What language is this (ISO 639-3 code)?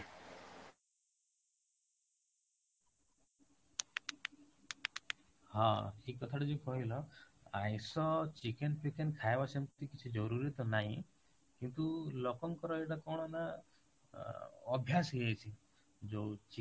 ori